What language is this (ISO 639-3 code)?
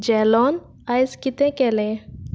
kok